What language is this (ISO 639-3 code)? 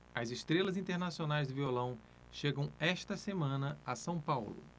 por